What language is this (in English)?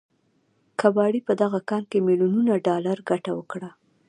Pashto